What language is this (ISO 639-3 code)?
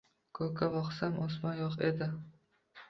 uzb